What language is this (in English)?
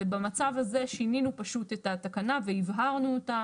Hebrew